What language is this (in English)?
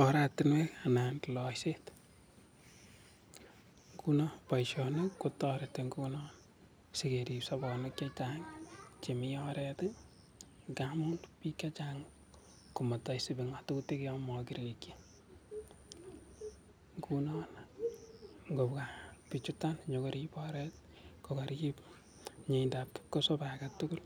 Kalenjin